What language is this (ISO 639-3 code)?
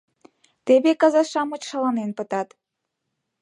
chm